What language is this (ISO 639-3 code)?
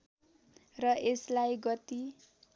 nep